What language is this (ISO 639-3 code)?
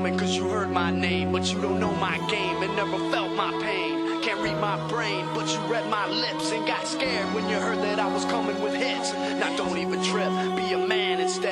fra